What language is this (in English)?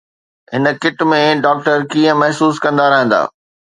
Sindhi